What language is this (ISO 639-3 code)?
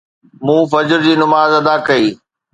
snd